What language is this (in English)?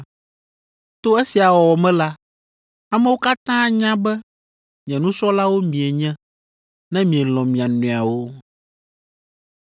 Ewe